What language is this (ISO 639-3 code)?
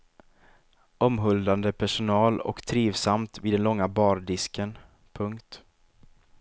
swe